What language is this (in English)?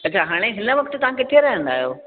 Sindhi